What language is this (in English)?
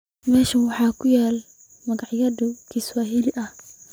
Somali